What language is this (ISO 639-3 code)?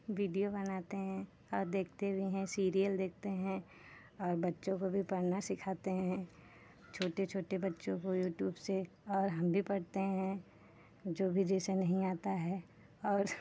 hin